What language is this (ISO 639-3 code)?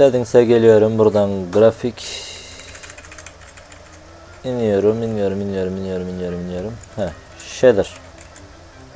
tur